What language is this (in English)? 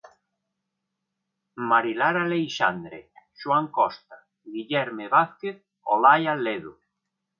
Galician